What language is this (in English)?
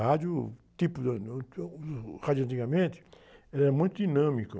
Portuguese